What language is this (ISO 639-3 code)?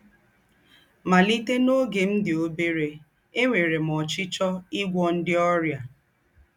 ibo